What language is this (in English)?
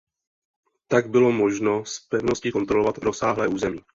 Czech